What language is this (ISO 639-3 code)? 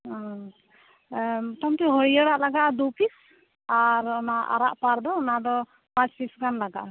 sat